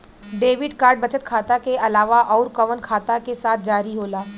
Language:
Bhojpuri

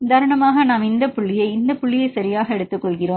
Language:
Tamil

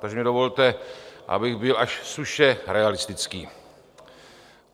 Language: Czech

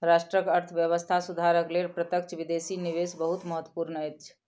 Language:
Maithili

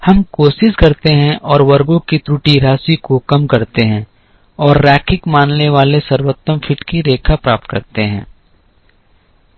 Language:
Hindi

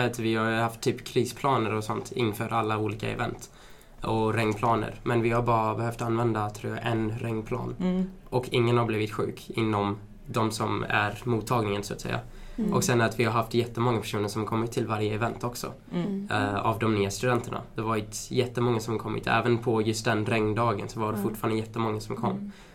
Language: Swedish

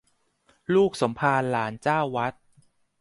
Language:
Thai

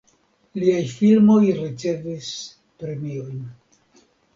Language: Esperanto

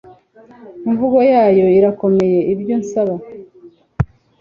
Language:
Kinyarwanda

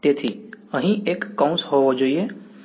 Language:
Gujarati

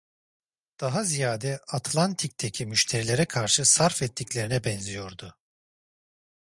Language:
Turkish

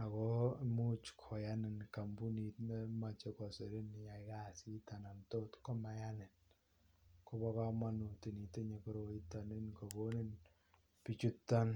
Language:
Kalenjin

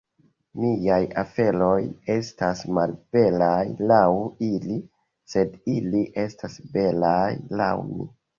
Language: Esperanto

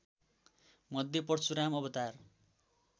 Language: Nepali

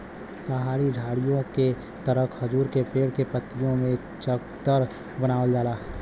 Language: Bhojpuri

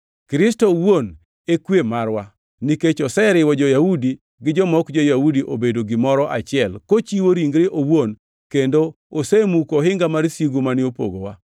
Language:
Luo (Kenya and Tanzania)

